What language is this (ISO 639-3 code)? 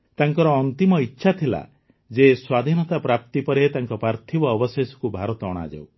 ori